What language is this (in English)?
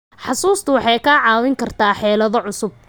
Somali